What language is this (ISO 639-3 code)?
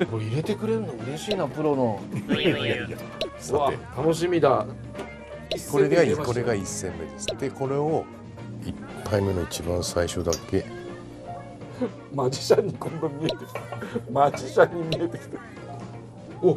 jpn